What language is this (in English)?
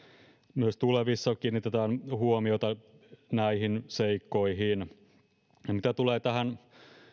Finnish